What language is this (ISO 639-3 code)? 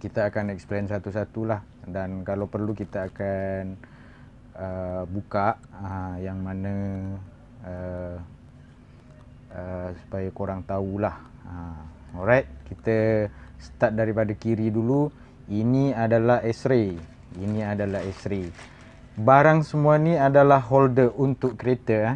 msa